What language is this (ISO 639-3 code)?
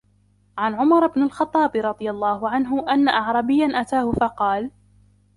ara